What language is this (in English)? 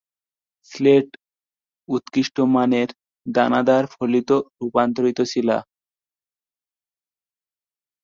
Bangla